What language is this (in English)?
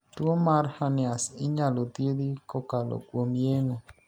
Luo (Kenya and Tanzania)